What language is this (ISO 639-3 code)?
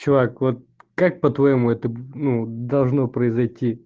rus